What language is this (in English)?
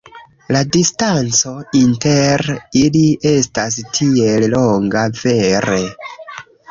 Esperanto